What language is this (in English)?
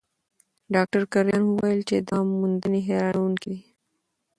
Pashto